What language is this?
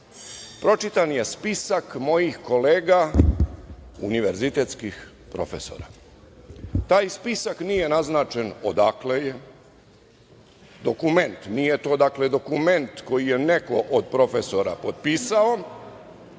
Serbian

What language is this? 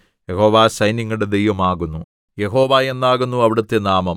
Malayalam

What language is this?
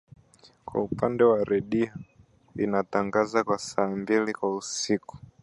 Swahili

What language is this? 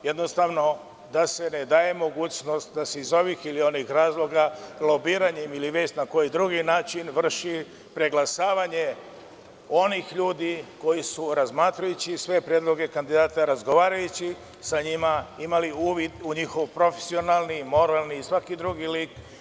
Serbian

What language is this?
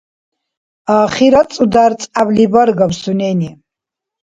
Dargwa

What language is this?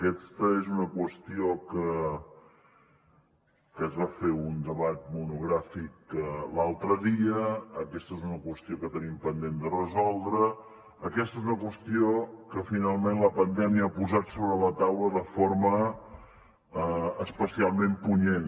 Catalan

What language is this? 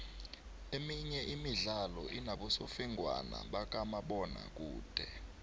South Ndebele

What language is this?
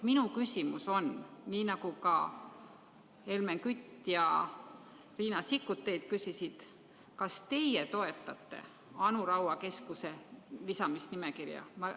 Estonian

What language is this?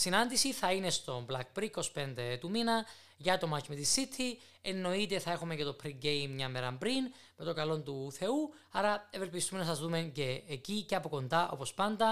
Greek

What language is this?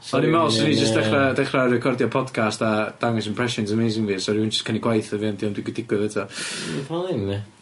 Welsh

